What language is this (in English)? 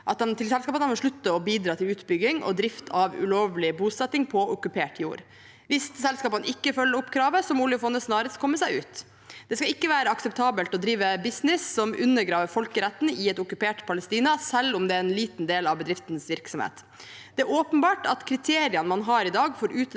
Norwegian